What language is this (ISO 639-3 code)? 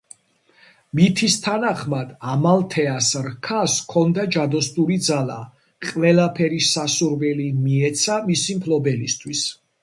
kat